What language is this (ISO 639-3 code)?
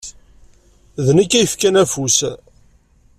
kab